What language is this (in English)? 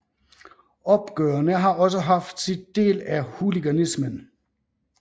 Danish